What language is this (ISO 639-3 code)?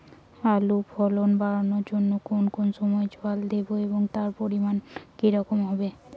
ben